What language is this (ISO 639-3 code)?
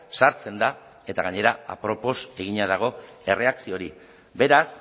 eus